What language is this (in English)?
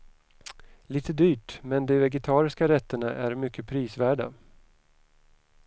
Swedish